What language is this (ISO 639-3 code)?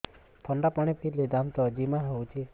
ori